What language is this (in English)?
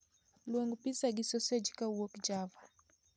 Luo (Kenya and Tanzania)